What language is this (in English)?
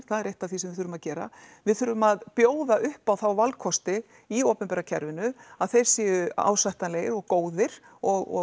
Icelandic